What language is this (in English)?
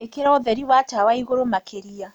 Kikuyu